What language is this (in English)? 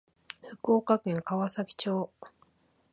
Japanese